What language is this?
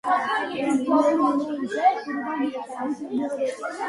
Georgian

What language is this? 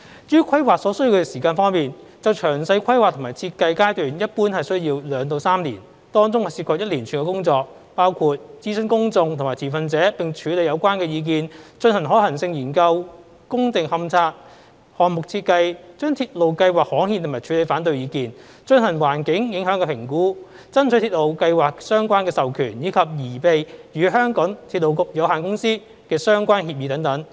Cantonese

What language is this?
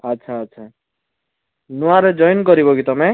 Odia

